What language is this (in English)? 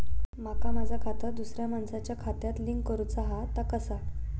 Marathi